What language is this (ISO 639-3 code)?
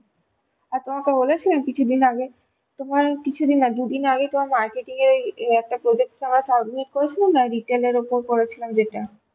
ben